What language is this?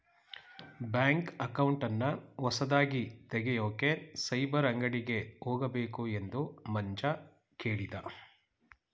Kannada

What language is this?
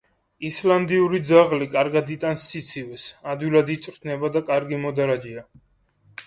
Georgian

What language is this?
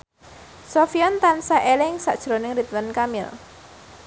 Javanese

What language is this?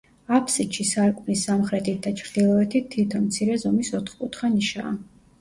Georgian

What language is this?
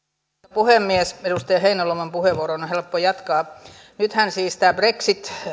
Finnish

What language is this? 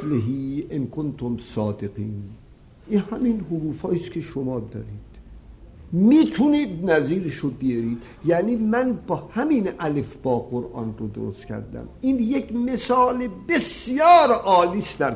Persian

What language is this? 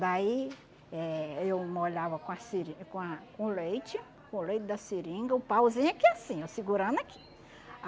Portuguese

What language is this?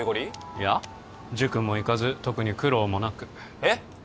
Japanese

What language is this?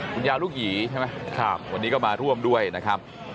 Thai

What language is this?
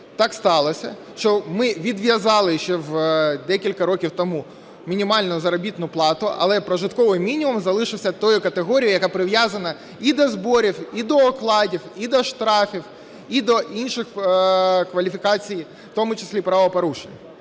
Ukrainian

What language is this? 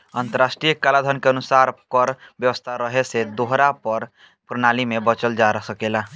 Bhojpuri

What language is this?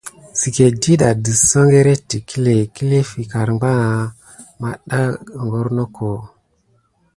Gidar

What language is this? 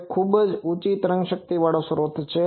Gujarati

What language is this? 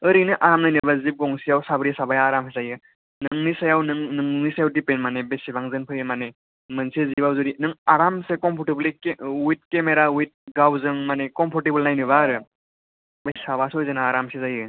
Bodo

